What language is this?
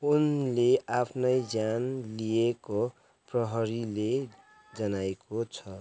Nepali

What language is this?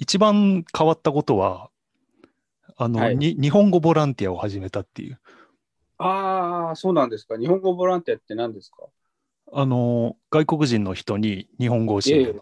Japanese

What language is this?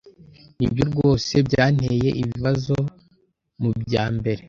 Kinyarwanda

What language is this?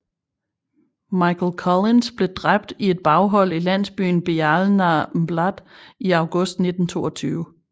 Danish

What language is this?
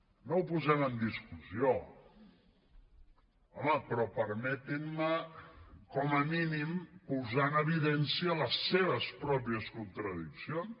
Catalan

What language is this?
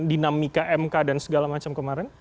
Indonesian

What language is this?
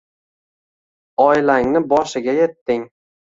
Uzbek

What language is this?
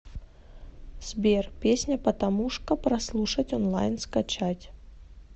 Russian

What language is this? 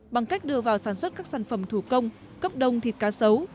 Vietnamese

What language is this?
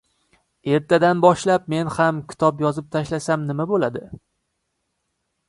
Uzbek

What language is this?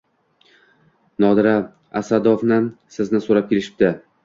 Uzbek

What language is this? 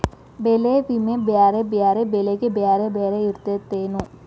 Kannada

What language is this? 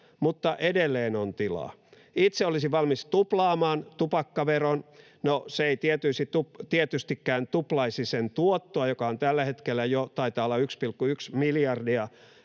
Finnish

